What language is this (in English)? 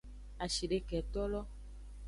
Aja (Benin)